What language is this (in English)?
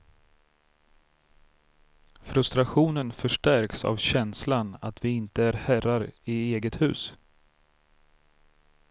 Swedish